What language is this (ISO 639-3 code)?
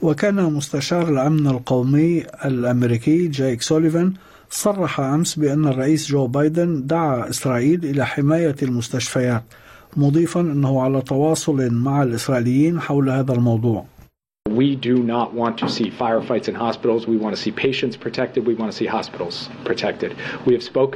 ara